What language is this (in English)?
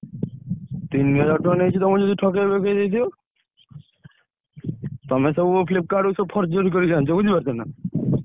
Odia